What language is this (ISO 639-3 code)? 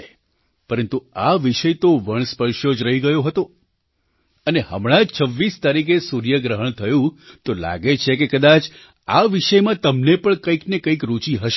guj